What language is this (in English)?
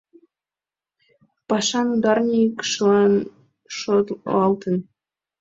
Mari